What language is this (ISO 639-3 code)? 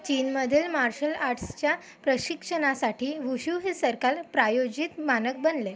mar